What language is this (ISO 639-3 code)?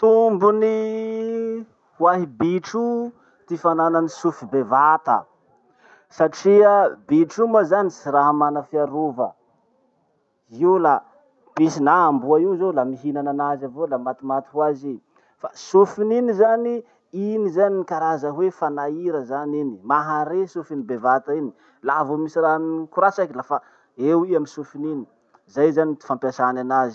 msh